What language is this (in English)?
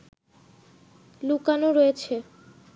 Bangla